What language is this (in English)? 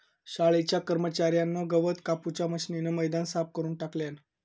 Marathi